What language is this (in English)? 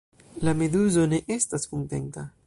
Esperanto